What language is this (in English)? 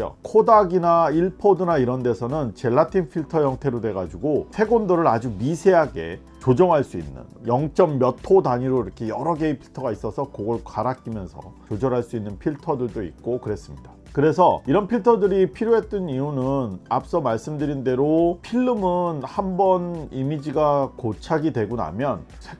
Korean